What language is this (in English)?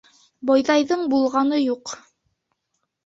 Bashkir